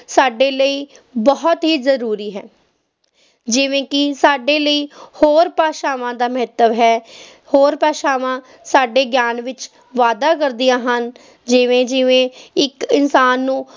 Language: Punjabi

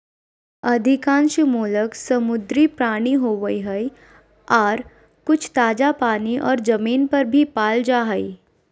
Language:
Magahi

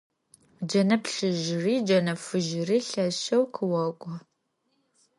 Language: Adyghe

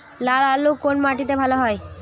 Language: Bangla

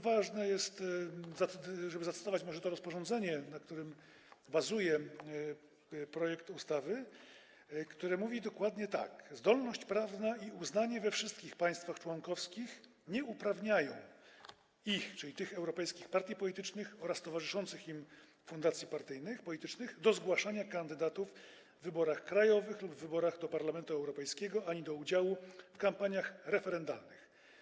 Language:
Polish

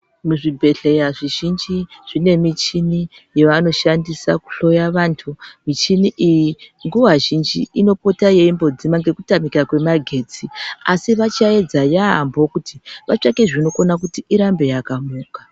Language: Ndau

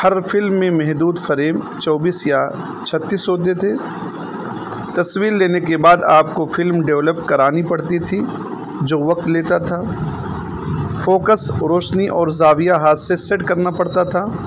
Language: Urdu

